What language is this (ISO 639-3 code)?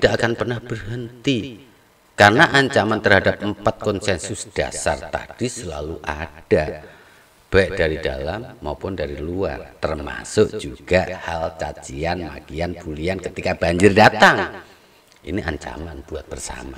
ind